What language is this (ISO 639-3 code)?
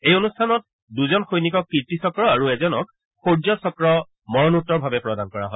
asm